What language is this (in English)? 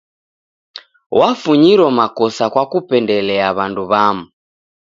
Taita